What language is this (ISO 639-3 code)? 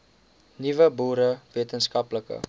afr